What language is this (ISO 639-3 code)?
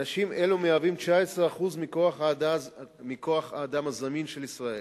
heb